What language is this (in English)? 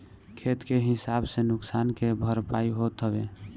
Bhojpuri